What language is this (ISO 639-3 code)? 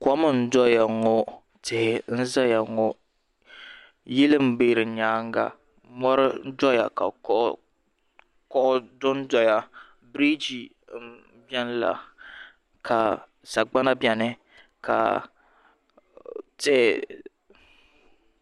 dag